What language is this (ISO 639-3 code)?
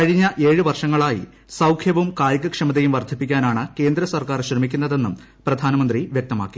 mal